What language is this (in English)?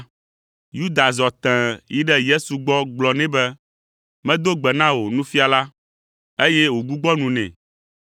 Ewe